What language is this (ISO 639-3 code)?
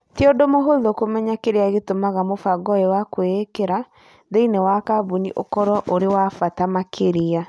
kik